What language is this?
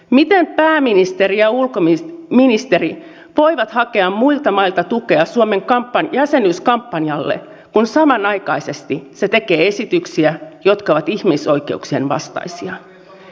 Finnish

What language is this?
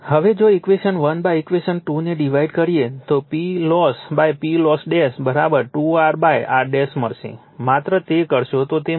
Gujarati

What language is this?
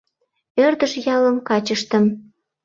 Mari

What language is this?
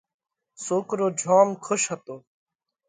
Parkari Koli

